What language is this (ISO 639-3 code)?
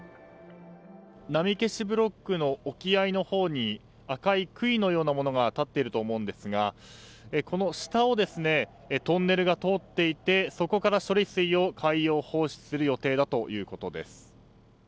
jpn